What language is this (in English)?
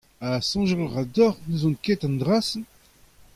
Breton